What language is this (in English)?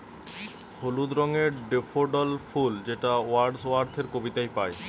Bangla